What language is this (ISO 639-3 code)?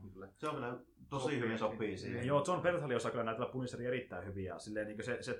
fin